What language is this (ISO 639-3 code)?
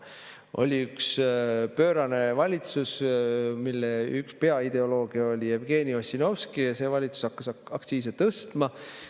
est